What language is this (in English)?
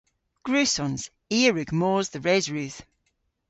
Cornish